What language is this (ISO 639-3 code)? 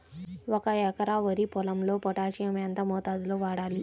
tel